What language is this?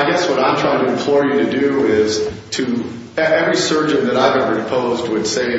English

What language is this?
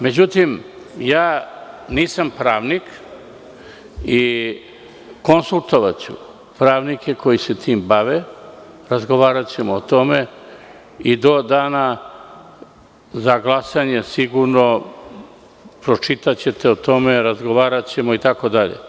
Serbian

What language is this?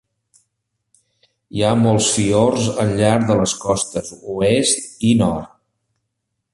Catalan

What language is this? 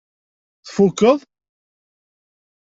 Kabyle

